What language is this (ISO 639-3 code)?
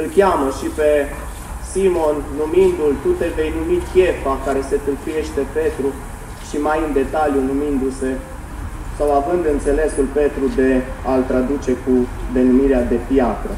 ron